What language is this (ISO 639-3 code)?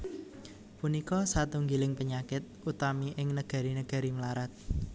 jav